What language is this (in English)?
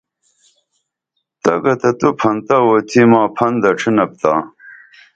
Dameli